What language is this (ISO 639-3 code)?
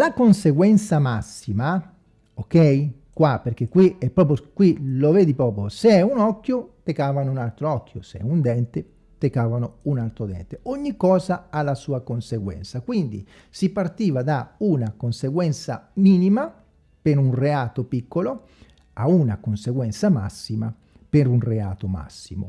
ita